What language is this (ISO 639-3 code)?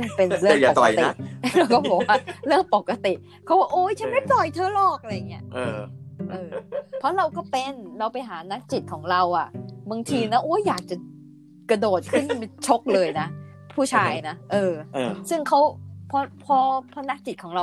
tha